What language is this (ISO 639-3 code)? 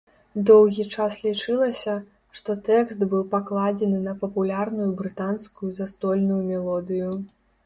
bel